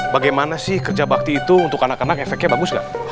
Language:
Indonesian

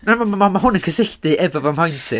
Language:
Welsh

